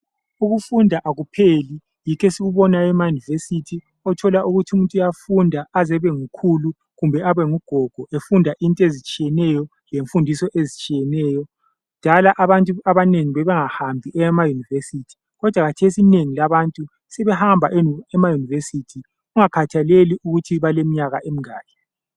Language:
North Ndebele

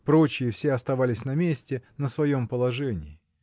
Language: Russian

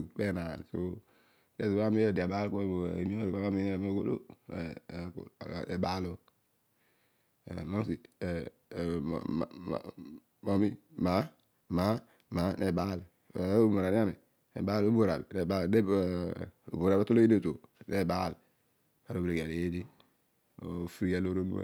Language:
Odual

